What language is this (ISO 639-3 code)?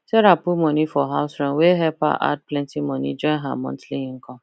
pcm